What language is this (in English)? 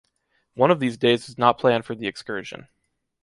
English